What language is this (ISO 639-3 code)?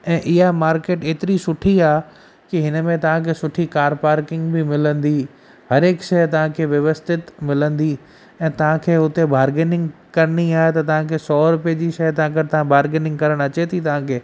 snd